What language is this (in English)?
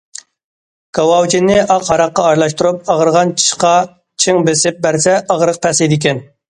Uyghur